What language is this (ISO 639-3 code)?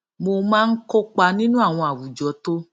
yor